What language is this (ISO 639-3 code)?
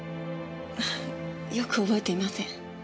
jpn